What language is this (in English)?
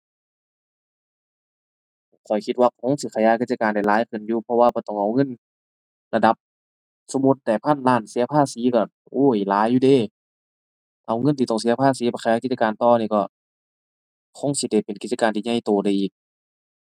Thai